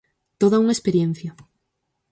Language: Galician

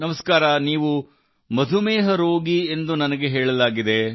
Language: Kannada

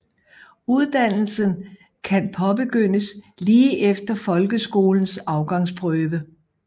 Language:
Danish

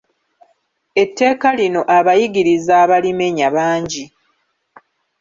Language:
Ganda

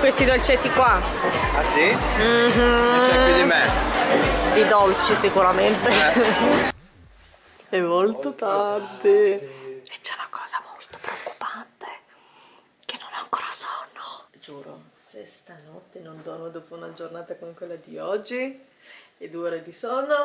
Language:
Italian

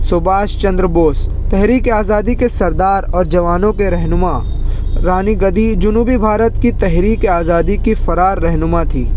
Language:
Urdu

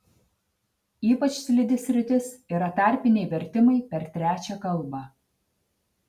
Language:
Lithuanian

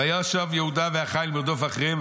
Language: Hebrew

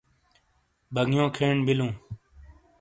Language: Shina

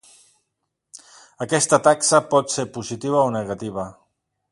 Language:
Catalan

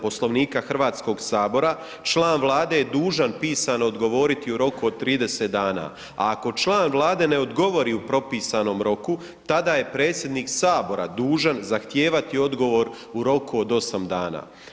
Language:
Croatian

